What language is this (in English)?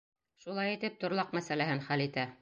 Bashkir